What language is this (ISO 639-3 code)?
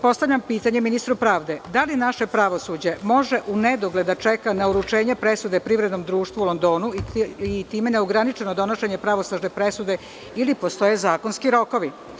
srp